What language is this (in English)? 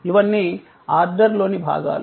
Telugu